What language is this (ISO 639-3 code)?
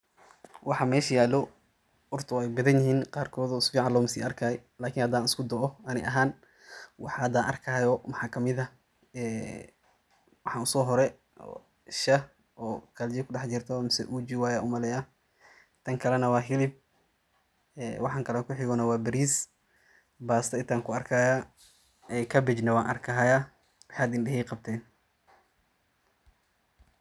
som